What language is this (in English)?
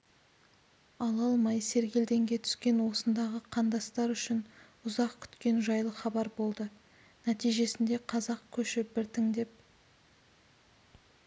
Kazakh